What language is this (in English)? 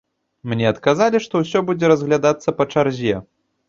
Belarusian